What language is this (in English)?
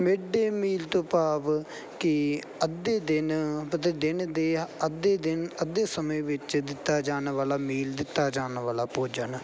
Punjabi